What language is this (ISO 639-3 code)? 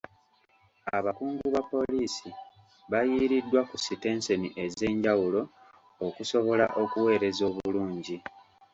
lug